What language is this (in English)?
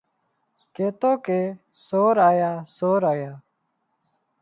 Wadiyara Koli